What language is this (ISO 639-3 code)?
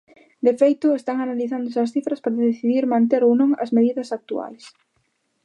glg